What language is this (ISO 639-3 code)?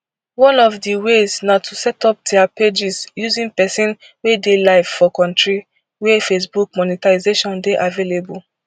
pcm